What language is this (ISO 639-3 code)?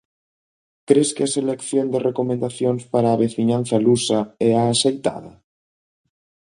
glg